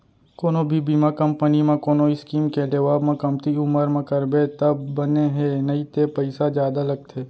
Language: Chhattisgarhi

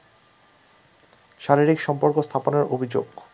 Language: Bangla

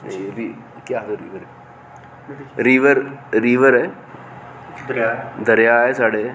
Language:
Dogri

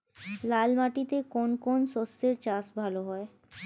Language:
Bangla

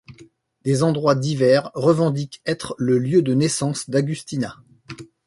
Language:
French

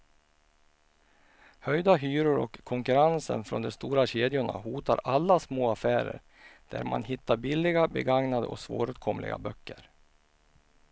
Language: Swedish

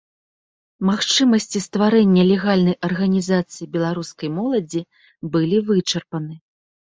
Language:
Belarusian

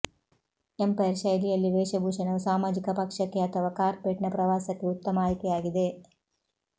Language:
Kannada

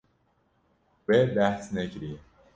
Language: Kurdish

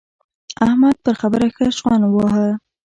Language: Pashto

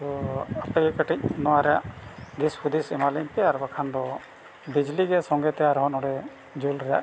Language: Santali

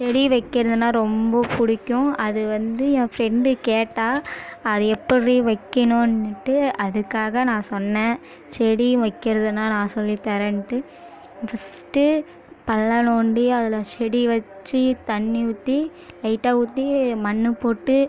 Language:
Tamil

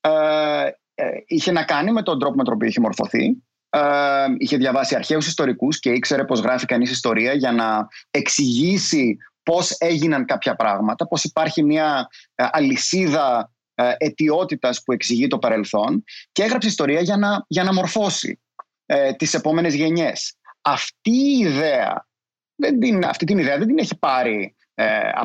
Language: Greek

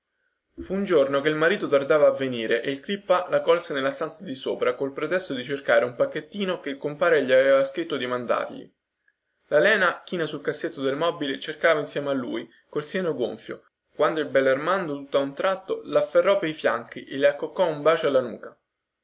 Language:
Italian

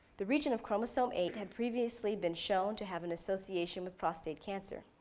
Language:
English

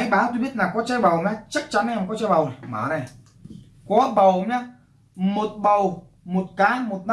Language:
Vietnamese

